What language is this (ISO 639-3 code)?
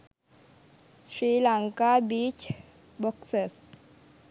sin